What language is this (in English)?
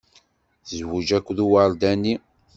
Kabyle